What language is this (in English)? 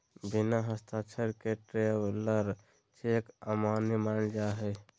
Magahi